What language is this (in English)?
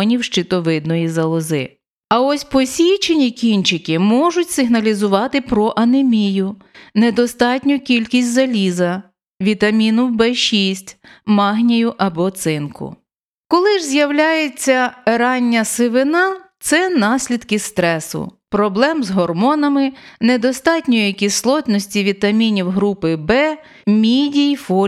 Ukrainian